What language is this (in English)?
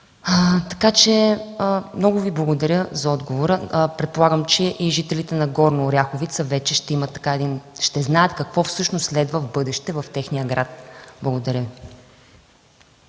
Bulgarian